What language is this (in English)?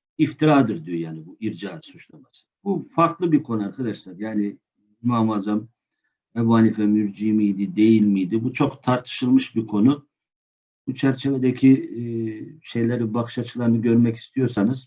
Turkish